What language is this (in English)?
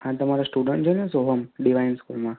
Gujarati